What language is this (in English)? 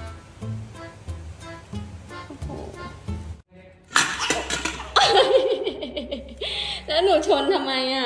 Thai